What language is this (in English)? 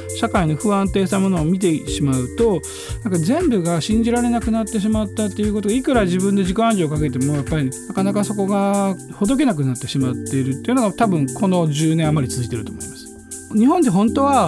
Japanese